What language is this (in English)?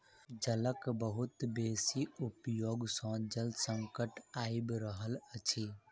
Maithili